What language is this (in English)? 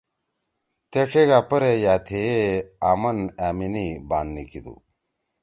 Torwali